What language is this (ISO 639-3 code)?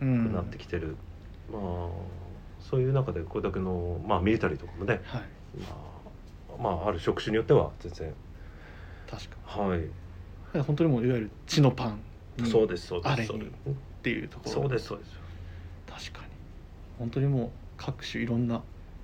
jpn